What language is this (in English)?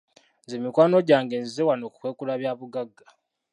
Ganda